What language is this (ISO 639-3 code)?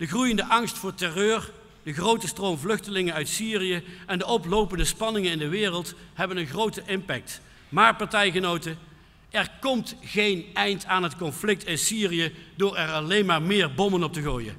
nld